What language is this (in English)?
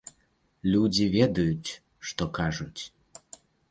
Belarusian